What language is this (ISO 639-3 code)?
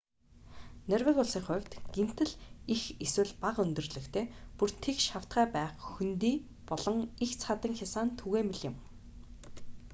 mon